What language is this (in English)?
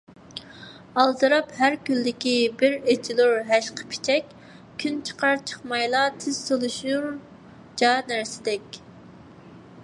Uyghur